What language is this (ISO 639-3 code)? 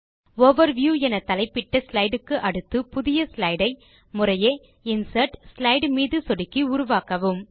tam